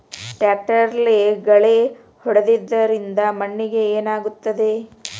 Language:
Kannada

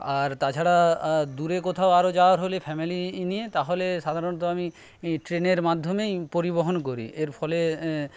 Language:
Bangla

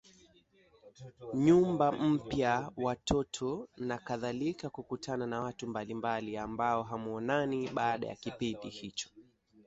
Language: Swahili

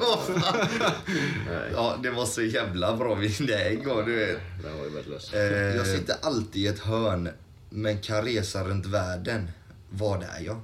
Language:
Swedish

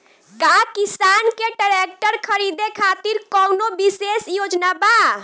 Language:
Bhojpuri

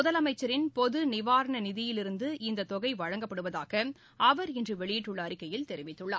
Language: Tamil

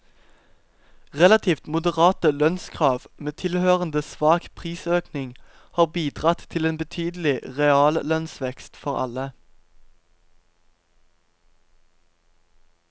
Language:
Norwegian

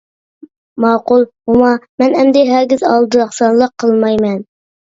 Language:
Uyghur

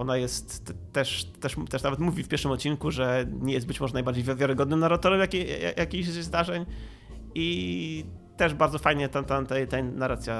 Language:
Polish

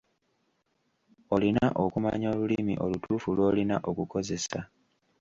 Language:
Ganda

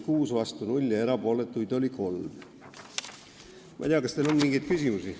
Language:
Estonian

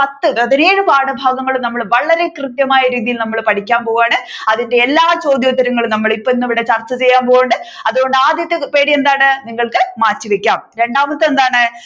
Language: Malayalam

